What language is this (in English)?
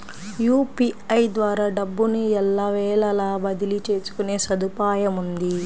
Telugu